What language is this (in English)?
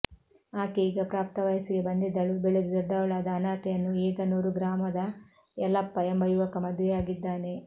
Kannada